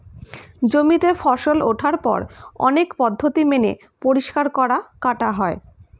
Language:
Bangla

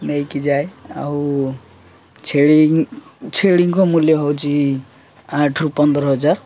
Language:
Odia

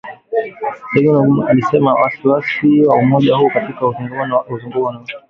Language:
Swahili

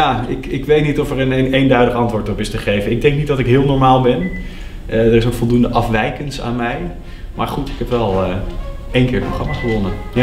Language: Dutch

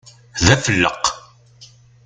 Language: Kabyle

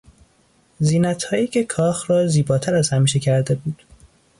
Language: Persian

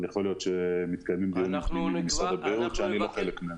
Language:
Hebrew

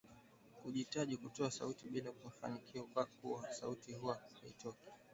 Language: Swahili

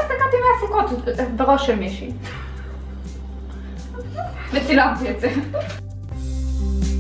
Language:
Hebrew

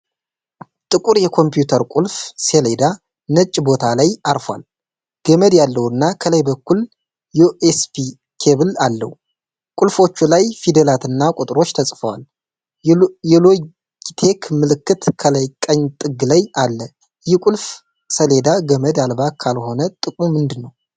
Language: Amharic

